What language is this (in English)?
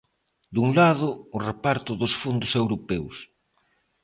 Galician